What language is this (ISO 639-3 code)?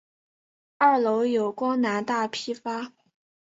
zho